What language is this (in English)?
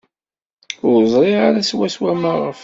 Kabyle